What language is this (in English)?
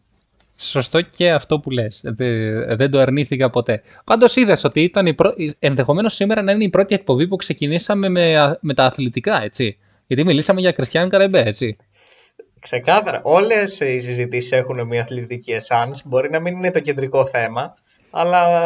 Greek